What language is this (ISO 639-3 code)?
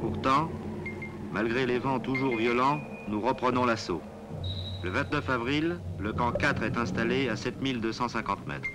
fra